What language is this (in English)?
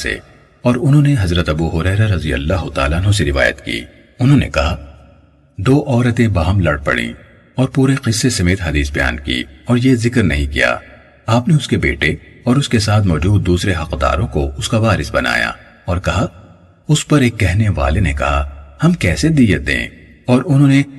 Urdu